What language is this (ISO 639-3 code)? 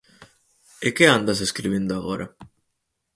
glg